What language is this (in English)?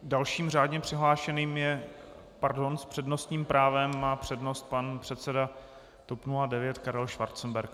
Czech